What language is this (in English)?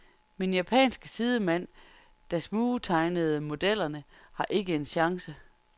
Danish